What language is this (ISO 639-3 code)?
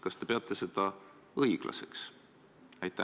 est